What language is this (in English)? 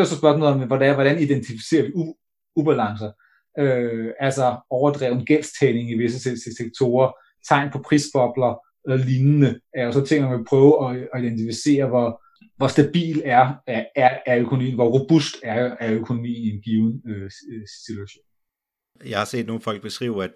Danish